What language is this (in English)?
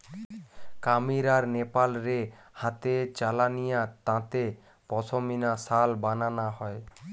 Bangla